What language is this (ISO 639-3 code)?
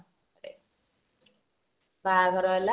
ori